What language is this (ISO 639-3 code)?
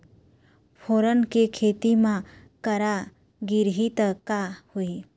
hne